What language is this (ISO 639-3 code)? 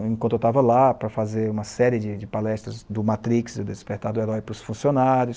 por